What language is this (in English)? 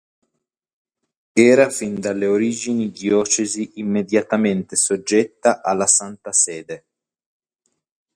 Italian